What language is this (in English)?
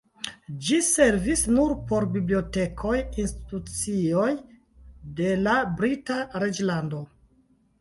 Esperanto